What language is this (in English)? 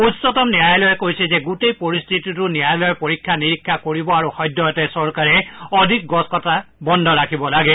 Assamese